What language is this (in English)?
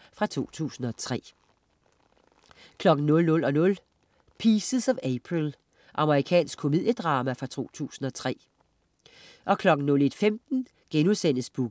Danish